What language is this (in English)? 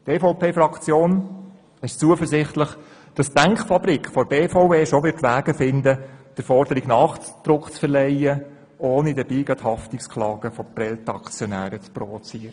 Swiss German